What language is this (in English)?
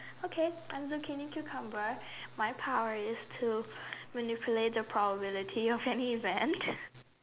English